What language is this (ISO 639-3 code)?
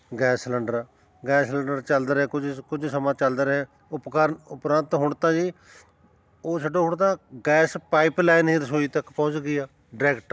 pan